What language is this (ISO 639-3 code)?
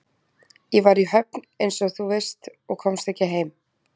isl